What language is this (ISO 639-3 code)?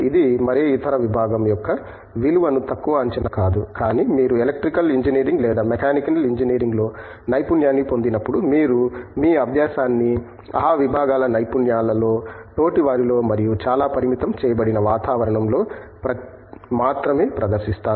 tel